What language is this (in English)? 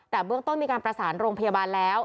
Thai